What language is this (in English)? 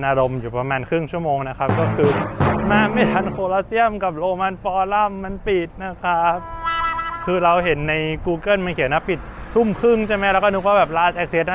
Thai